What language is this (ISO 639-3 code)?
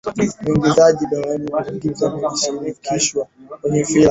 swa